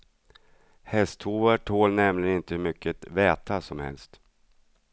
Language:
Swedish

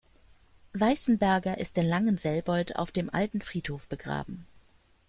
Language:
German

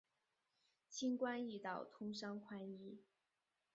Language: Chinese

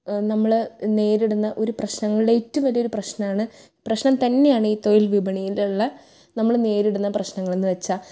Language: Malayalam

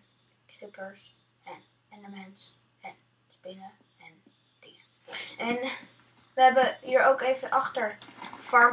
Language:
Dutch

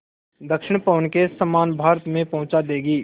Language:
Hindi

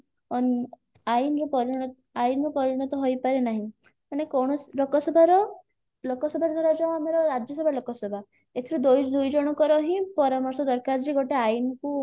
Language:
Odia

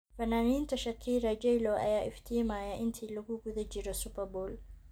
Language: Somali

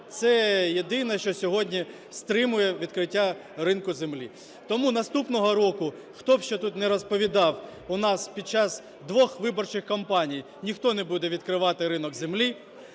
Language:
Ukrainian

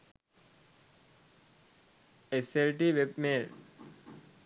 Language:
Sinhala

